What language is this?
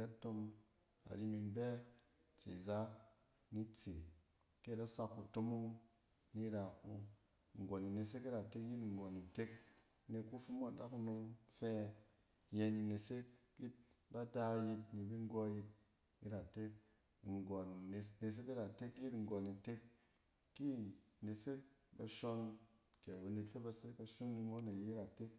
Cen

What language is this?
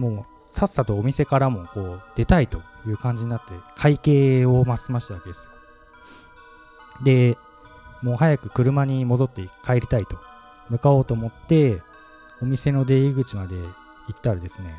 Japanese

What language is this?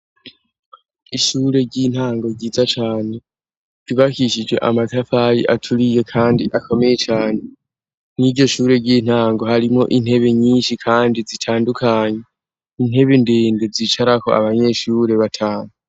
Rundi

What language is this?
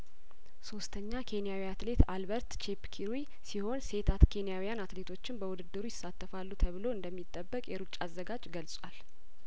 Amharic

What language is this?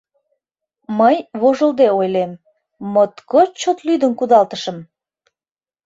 Mari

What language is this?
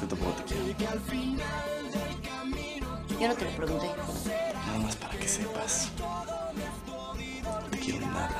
Spanish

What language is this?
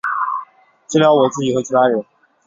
Chinese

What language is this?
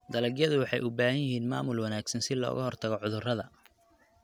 Somali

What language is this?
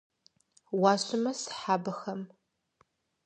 Kabardian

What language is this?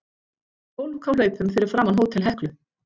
Icelandic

